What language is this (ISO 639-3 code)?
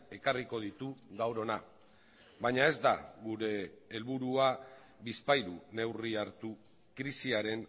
eus